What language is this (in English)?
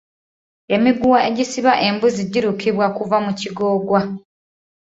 Ganda